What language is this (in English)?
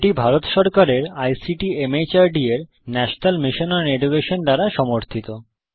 Bangla